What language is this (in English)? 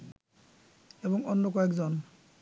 Bangla